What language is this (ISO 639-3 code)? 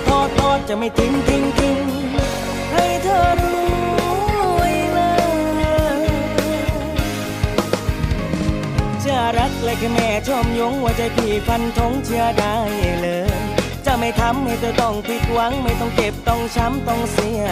tha